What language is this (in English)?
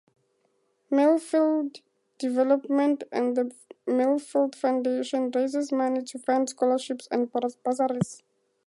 English